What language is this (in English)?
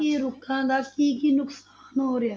Punjabi